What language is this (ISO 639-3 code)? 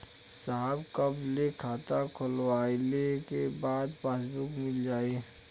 bho